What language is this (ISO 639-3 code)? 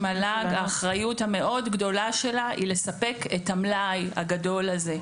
heb